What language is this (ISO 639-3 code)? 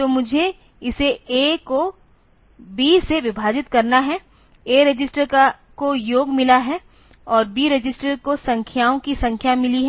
hin